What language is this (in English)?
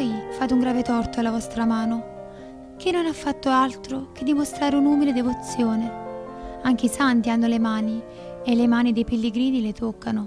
Italian